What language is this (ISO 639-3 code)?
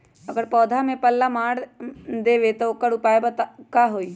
mag